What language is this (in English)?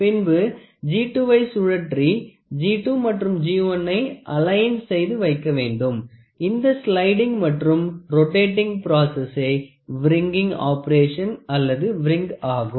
Tamil